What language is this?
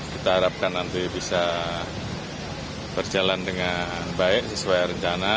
Indonesian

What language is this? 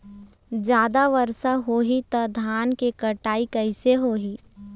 Chhattisgarhi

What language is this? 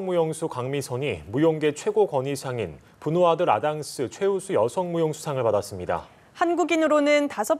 Korean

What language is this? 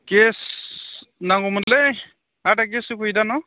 Bodo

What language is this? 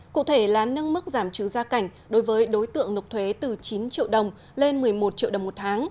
Vietnamese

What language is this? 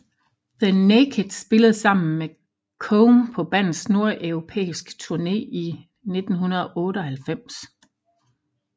Danish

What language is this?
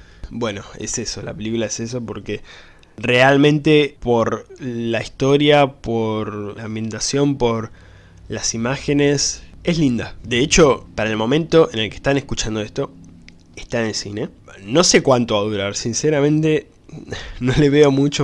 Spanish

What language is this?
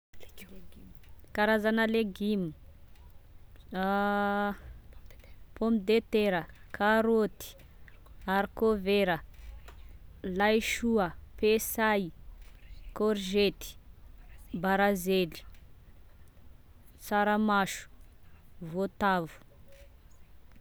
Tesaka Malagasy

